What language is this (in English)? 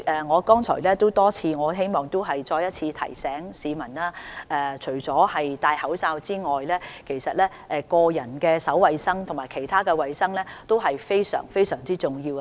Cantonese